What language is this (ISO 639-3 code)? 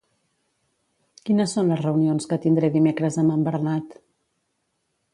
cat